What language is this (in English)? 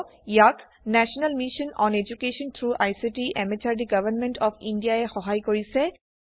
Assamese